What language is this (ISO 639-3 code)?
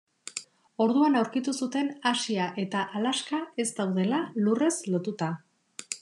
eus